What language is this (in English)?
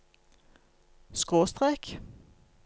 Norwegian